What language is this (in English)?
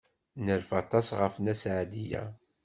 Kabyle